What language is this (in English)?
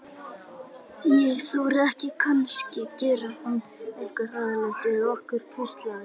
Icelandic